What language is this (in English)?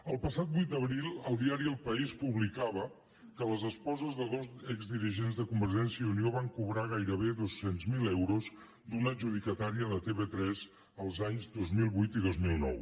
Catalan